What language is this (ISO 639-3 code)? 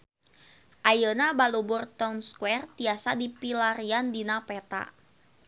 sun